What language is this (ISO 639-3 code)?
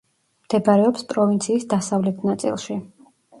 kat